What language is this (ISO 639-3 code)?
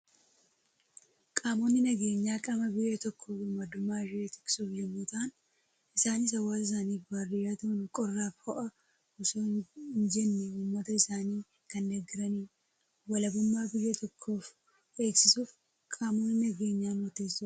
orm